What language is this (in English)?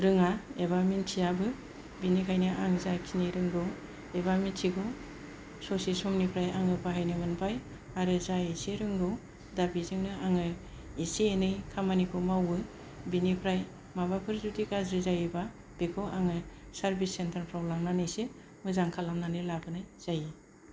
Bodo